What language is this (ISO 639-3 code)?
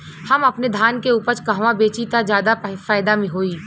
bho